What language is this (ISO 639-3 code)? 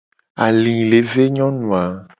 gej